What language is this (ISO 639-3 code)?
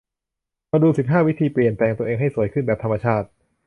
tha